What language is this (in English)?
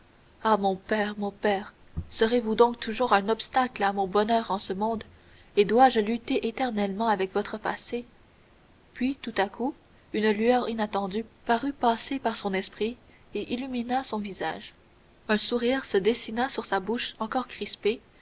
French